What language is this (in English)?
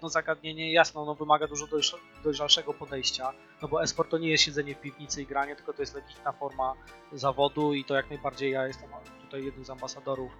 Polish